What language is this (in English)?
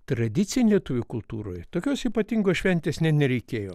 Lithuanian